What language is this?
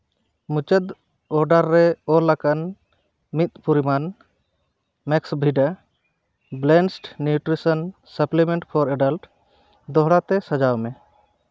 Santali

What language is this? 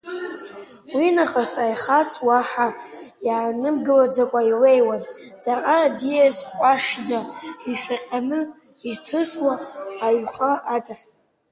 Abkhazian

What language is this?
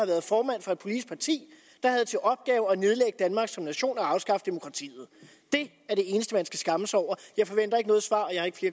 Danish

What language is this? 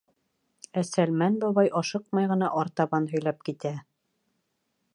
Bashkir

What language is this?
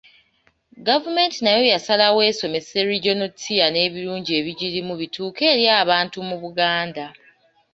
Ganda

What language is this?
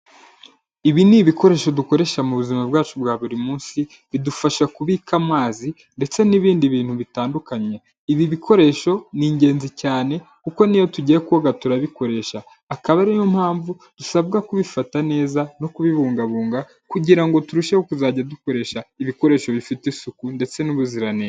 Kinyarwanda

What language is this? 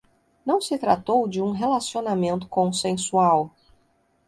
Portuguese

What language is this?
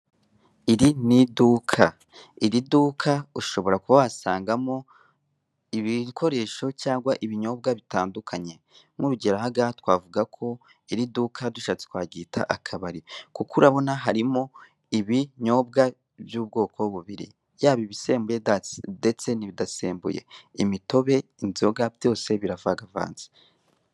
Kinyarwanda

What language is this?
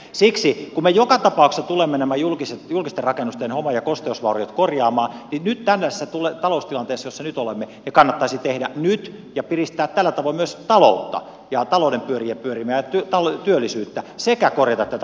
Finnish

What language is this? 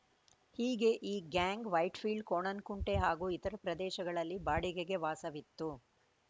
Kannada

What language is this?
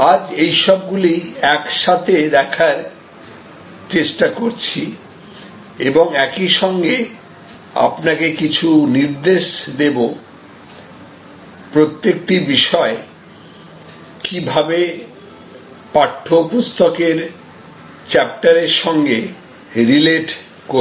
Bangla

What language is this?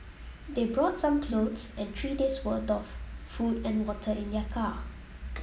English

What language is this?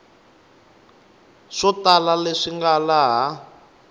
Tsonga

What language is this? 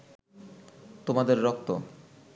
Bangla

